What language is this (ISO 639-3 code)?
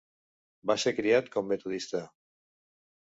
cat